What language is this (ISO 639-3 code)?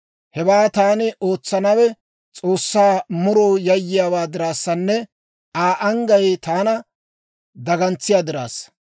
dwr